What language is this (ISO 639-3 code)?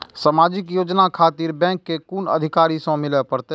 mai